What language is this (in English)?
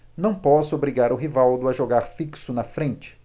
Portuguese